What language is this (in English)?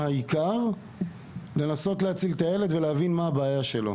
Hebrew